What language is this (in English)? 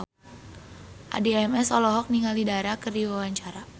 Sundanese